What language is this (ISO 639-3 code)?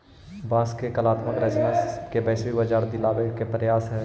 mag